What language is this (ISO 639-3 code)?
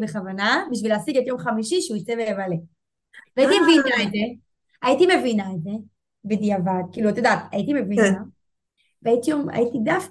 heb